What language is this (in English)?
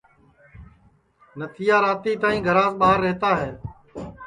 Sansi